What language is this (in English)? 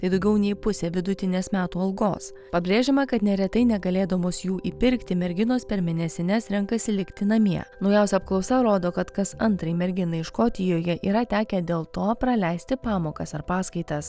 Lithuanian